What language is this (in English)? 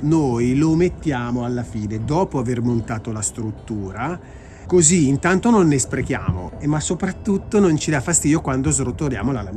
Italian